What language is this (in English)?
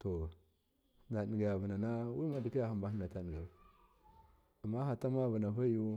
Miya